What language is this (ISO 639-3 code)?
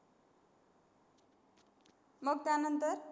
mar